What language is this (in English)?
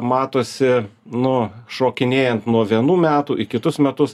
Lithuanian